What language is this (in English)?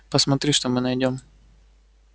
Russian